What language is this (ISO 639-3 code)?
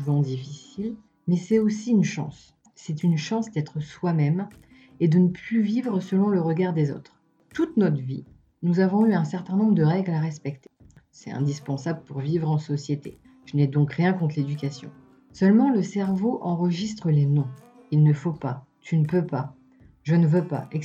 fra